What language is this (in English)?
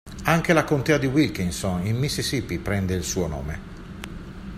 Italian